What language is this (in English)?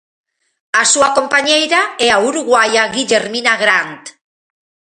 Galician